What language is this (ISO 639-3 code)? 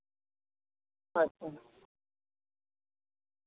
sat